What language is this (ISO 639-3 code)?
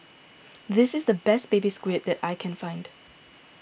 eng